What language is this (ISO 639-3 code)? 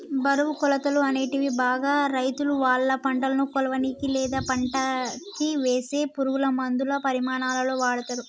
tel